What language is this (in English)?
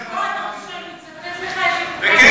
Hebrew